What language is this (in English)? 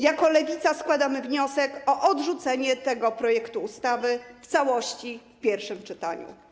Polish